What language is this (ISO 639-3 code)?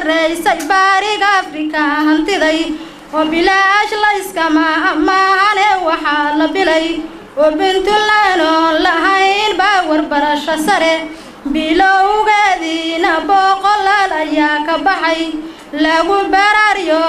ara